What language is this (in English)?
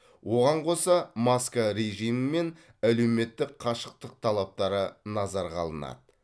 Kazakh